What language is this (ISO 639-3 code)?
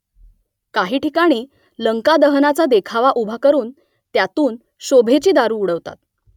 mar